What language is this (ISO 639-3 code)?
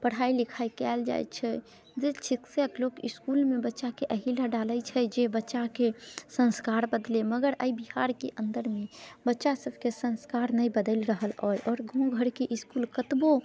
mai